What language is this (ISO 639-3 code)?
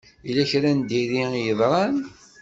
kab